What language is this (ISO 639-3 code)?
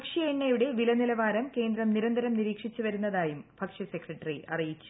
mal